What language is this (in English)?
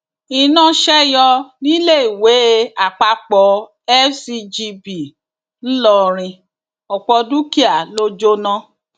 Yoruba